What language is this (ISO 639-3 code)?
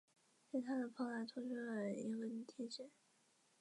zho